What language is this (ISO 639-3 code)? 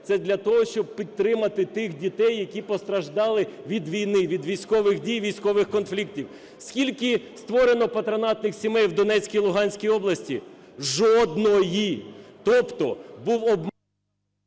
ukr